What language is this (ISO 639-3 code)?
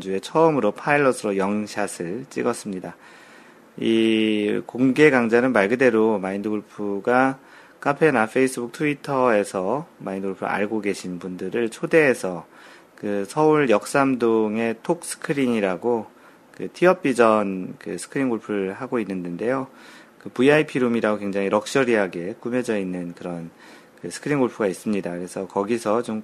kor